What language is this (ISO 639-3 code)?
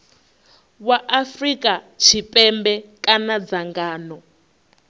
ven